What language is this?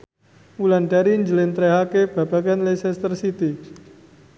Javanese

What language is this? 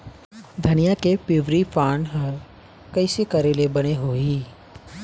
Chhattisgarhi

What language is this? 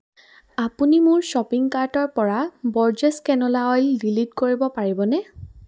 Assamese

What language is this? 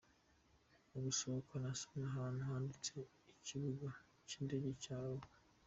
Kinyarwanda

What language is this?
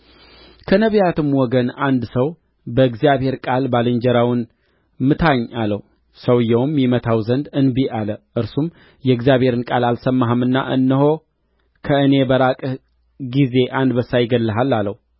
Amharic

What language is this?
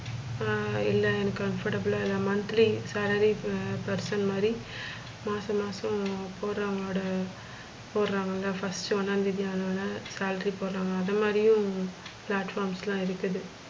Tamil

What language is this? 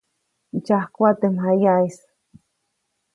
Copainalá Zoque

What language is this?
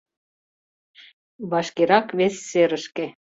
Mari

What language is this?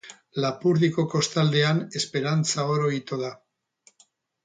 Basque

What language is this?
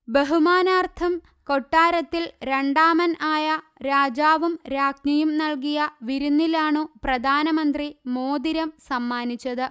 Malayalam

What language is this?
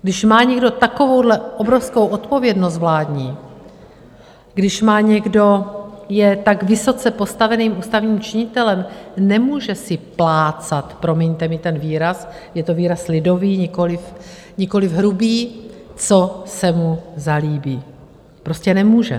Czech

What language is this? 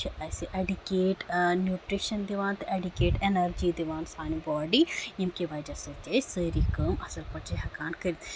Kashmiri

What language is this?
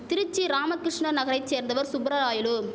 Tamil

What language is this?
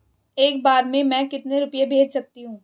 Hindi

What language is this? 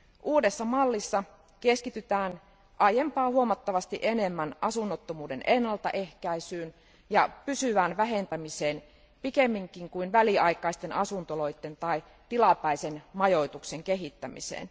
Finnish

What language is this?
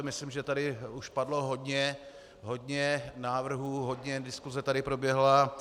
Czech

